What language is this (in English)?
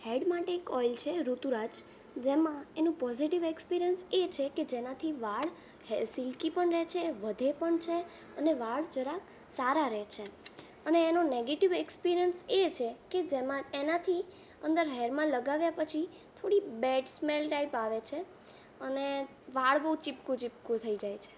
Gujarati